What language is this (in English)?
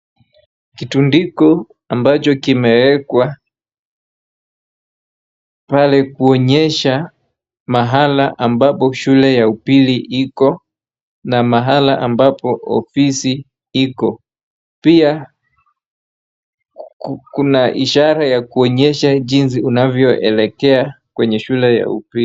Swahili